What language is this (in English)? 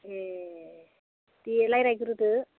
Bodo